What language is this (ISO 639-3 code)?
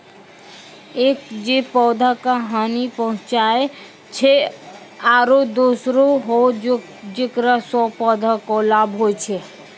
mai